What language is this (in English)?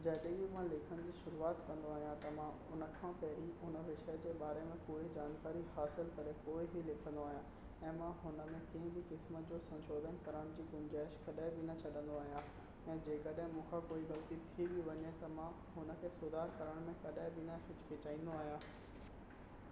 Sindhi